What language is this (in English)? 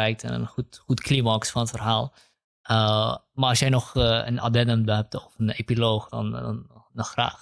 Dutch